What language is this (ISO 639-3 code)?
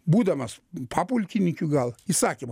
lit